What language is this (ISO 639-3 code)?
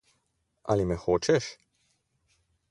slv